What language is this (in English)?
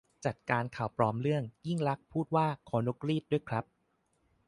Thai